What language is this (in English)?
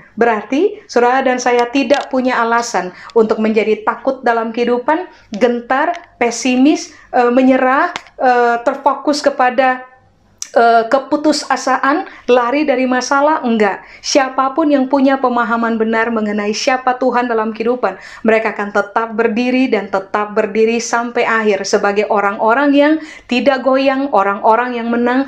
Indonesian